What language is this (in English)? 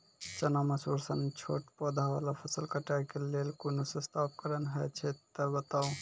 Maithili